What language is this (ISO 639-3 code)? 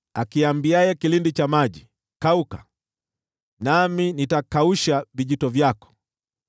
swa